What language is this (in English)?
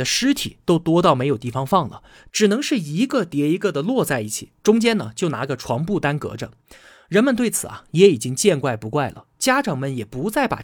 Chinese